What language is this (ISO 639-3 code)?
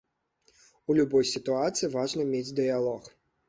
bel